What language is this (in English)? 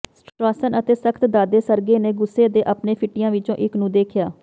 Punjabi